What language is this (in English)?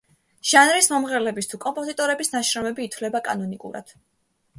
Georgian